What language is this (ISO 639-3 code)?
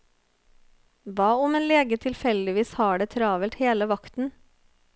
nor